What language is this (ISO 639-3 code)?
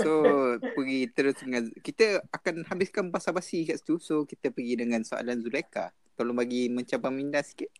msa